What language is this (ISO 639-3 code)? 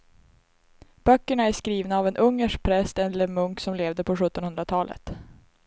swe